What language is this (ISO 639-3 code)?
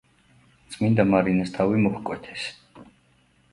kat